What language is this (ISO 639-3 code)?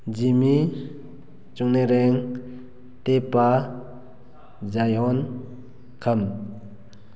mni